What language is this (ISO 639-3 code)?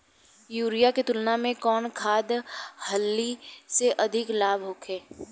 bho